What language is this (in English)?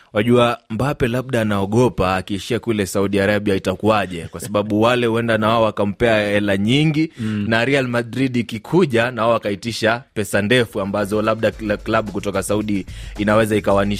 Swahili